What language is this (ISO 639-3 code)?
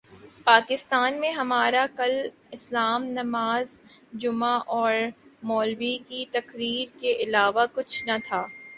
urd